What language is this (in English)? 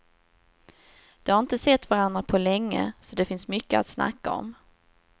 Swedish